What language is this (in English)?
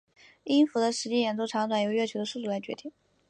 Chinese